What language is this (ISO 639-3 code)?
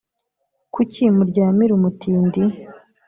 kin